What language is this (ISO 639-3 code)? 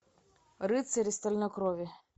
rus